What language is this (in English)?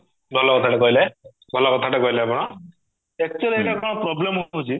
Odia